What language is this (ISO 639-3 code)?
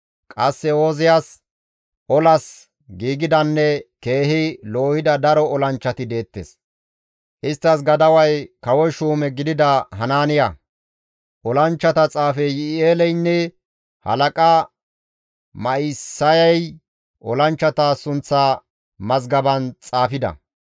gmv